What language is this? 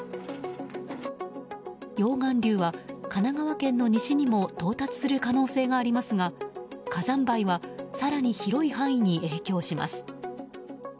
Japanese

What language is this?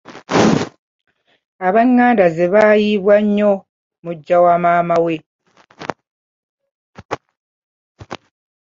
Ganda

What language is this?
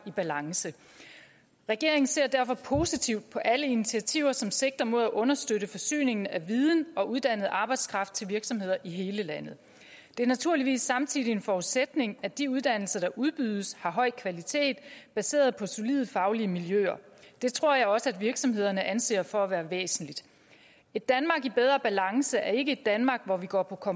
Danish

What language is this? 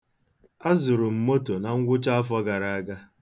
Igbo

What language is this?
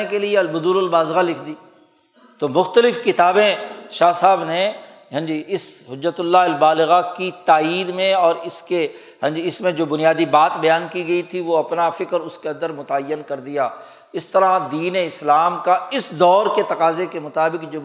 Urdu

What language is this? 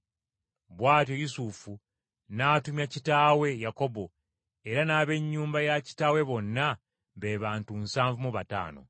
Ganda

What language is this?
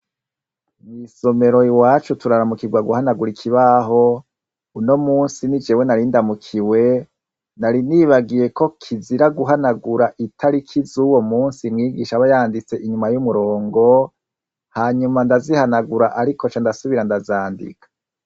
Rundi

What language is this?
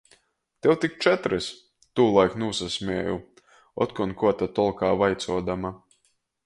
Latgalian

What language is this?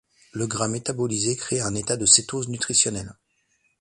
French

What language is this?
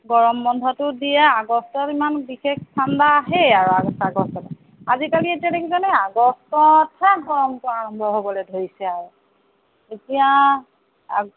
Assamese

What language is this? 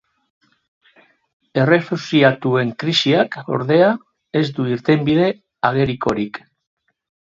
Basque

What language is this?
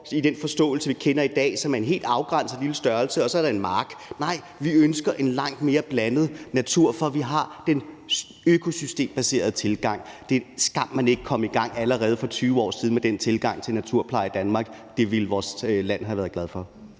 Danish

